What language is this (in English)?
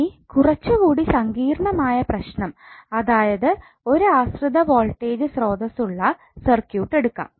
Malayalam